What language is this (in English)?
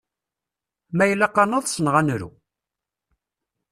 Kabyle